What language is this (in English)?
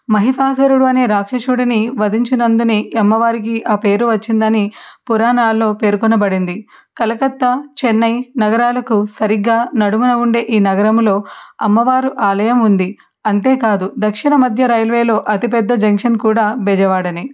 Telugu